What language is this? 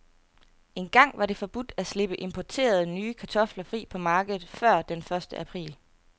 Danish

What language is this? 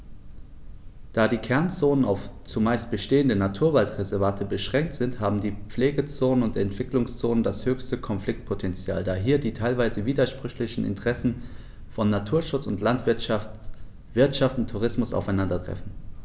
German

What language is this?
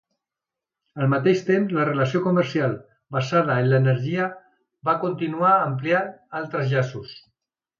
Catalan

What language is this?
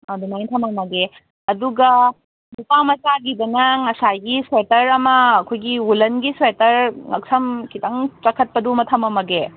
Manipuri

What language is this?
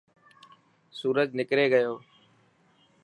Dhatki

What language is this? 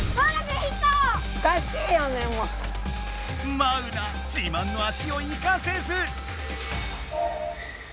Japanese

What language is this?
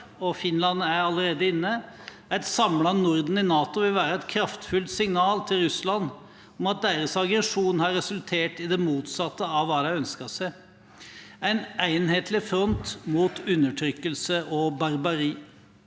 Norwegian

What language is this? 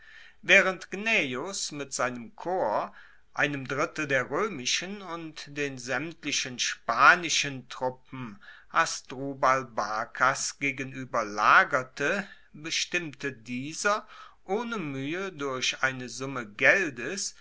German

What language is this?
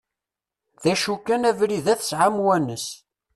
Kabyle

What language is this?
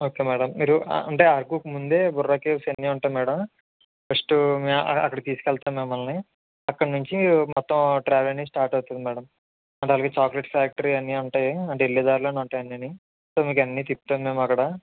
Telugu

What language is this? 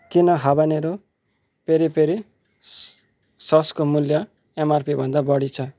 Nepali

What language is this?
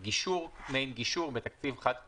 Hebrew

